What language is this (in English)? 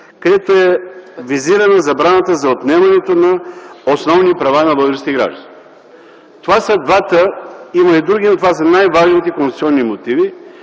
Bulgarian